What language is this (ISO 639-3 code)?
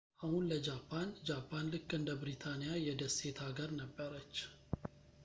amh